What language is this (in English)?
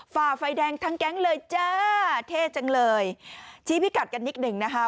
Thai